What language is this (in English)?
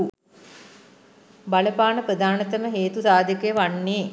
Sinhala